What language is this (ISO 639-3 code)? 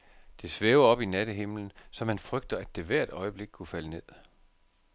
dan